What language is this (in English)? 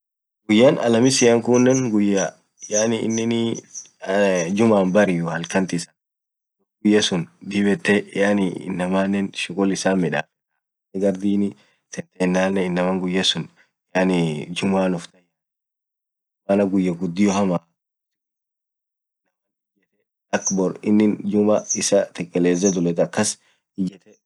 Orma